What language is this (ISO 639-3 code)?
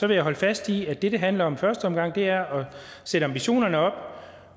dan